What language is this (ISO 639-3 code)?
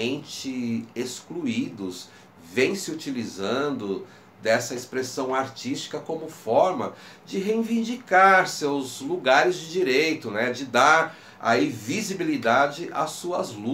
por